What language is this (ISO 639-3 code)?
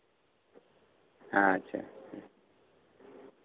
sat